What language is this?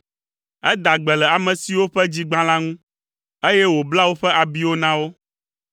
Ewe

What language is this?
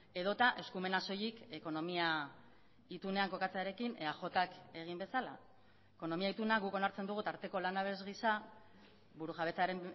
Basque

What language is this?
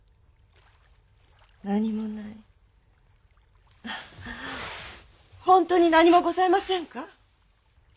Japanese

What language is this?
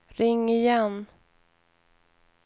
Swedish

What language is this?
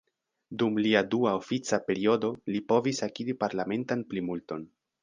Esperanto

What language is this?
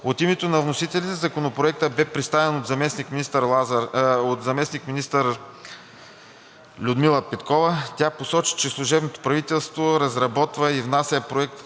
Bulgarian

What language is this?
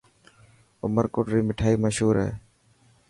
Dhatki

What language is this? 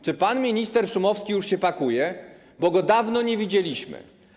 Polish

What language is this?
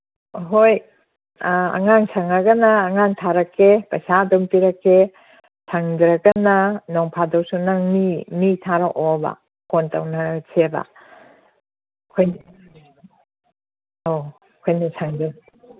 Manipuri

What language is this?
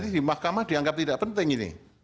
Indonesian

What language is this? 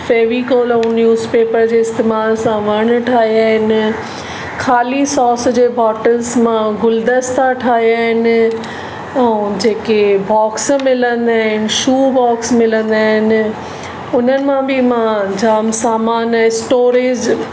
Sindhi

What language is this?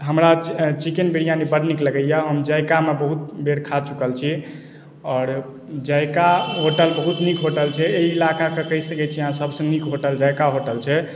Maithili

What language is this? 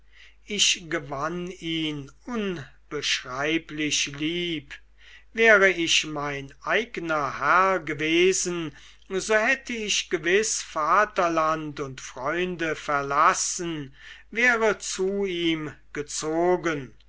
German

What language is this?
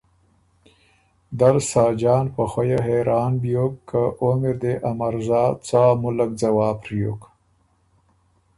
Ormuri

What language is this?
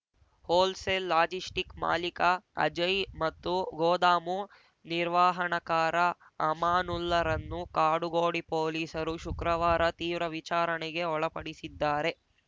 Kannada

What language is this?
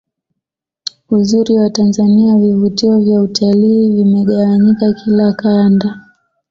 Swahili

